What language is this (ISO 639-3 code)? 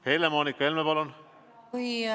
est